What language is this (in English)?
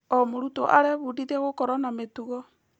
Kikuyu